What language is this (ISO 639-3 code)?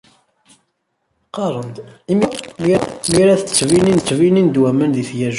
kab